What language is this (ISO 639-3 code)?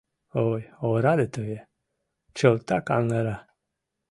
chm